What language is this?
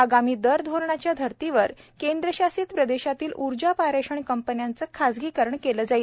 Marathi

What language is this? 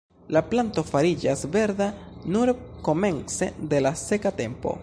Esperanto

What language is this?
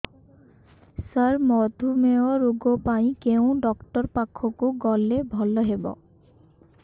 Odia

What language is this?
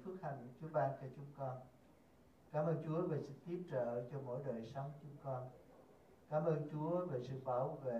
Vietnamese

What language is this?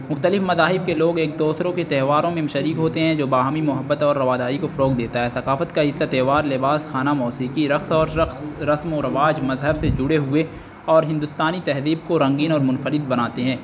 Urdu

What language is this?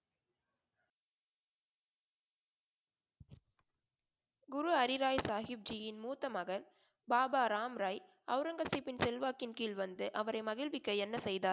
Tamil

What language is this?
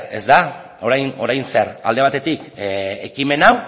Basque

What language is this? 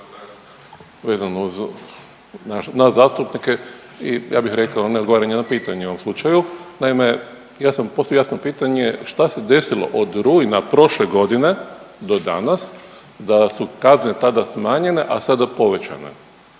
Croatian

